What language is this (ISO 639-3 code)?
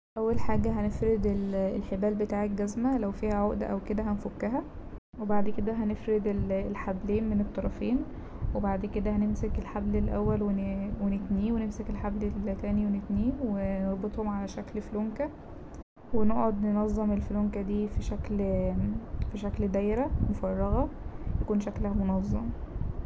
arz